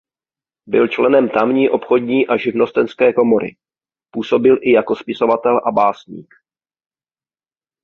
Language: Czech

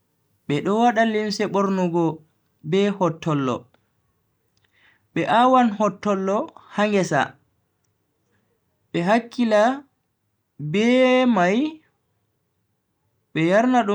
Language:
Bagirmi Fulfulde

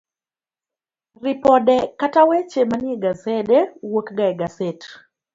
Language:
Luo (Kenya and Tanzania)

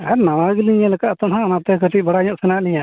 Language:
Santali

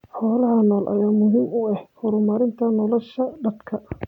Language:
Somali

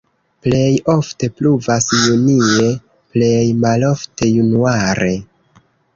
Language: Esperanto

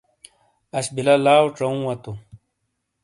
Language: Shina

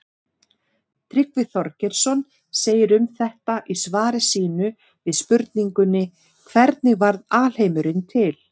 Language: Icelandic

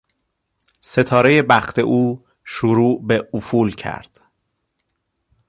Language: Persian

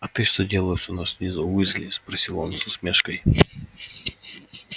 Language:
Russian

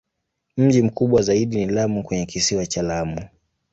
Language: Swahili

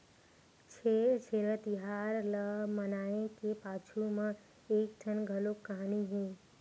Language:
Chhattisgarhi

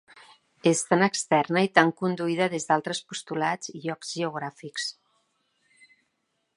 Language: Catalan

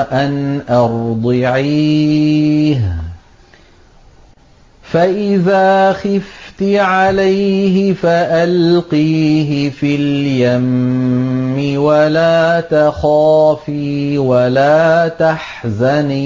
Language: Arabic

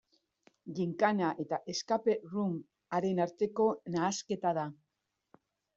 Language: Basque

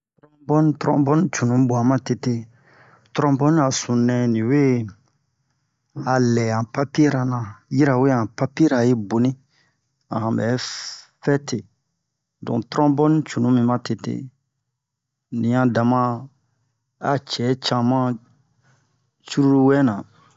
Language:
Bomu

